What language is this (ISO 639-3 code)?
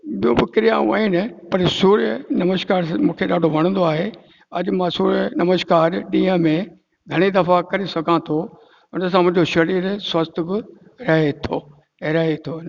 snd